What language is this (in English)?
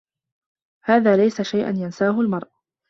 Arabic